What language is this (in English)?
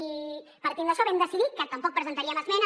Catalan